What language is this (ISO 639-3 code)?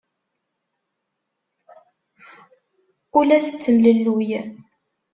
kab